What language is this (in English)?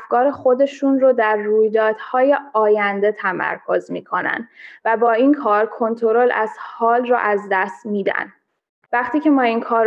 Persian